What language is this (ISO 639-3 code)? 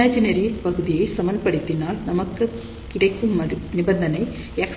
tam